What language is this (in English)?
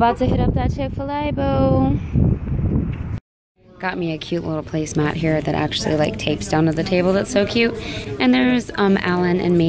English